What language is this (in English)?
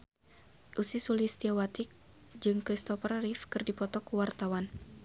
Sundanese